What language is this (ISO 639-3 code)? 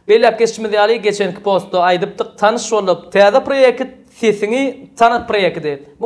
tur